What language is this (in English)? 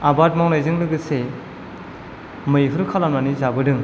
Bodo